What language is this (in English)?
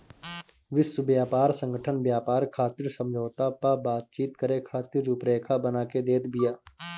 Bhojpuri